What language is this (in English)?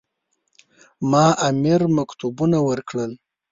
Pashto